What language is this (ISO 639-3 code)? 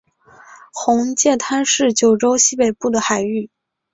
zho